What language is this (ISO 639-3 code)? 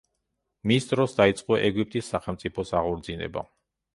kat